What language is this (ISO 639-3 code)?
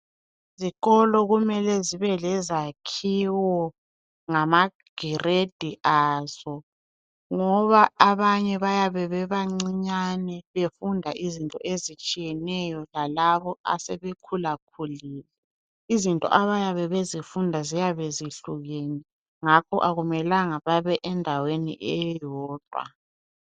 nde